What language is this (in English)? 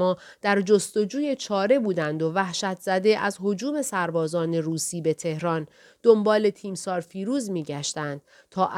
Persian